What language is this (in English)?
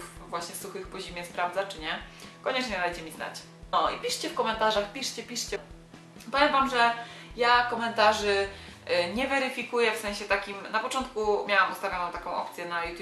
Polish